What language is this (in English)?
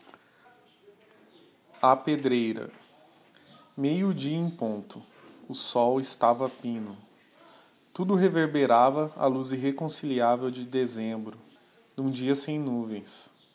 Portuguese